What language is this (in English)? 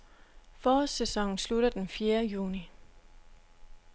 Danish